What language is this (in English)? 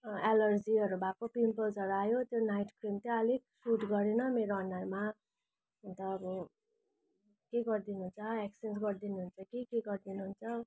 Nepali